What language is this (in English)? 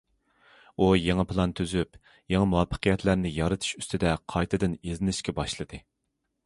Uyghur